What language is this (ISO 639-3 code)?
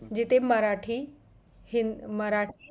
mar